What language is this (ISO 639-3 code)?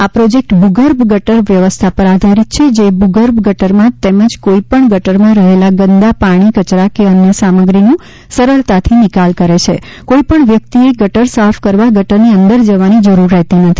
guj